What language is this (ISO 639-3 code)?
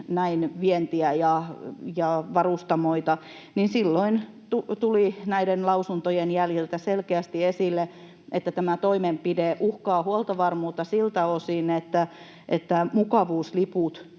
fin